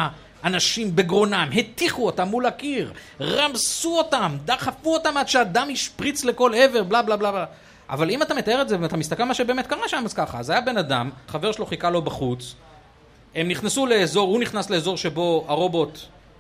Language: Hebrew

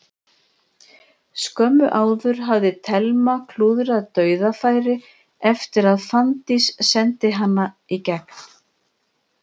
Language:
Icelandic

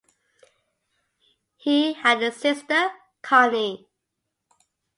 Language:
English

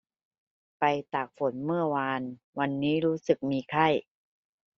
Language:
Thai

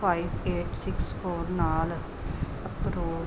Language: Punjabi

